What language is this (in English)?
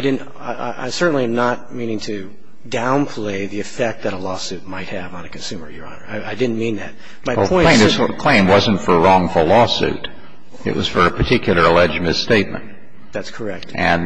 English